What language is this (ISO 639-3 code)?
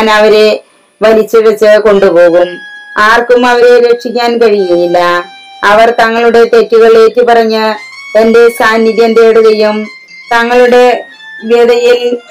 mal